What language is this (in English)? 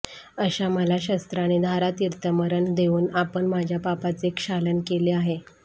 Marathi